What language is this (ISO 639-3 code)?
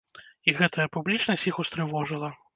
bel